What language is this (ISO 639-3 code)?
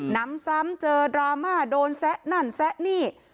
tha